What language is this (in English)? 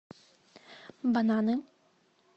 Russian